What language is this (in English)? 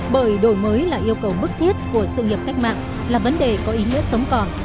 Vietnamese